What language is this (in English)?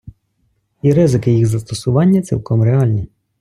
Ukrainian